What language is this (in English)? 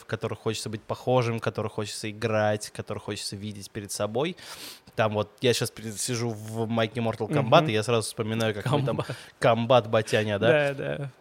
Russian